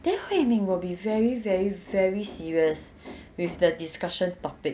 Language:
English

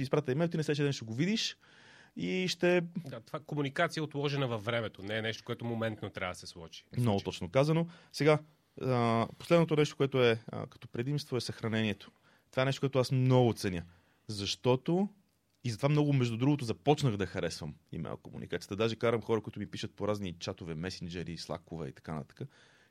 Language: Bulgarian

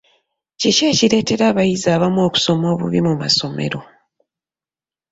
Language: Ganda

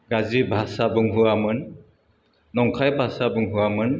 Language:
Bodo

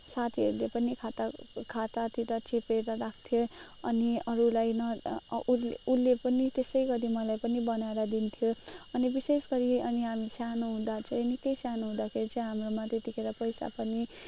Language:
Nepali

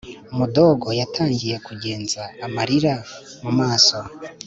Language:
Kinyarwanda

